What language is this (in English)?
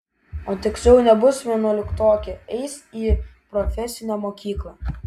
Lithuanian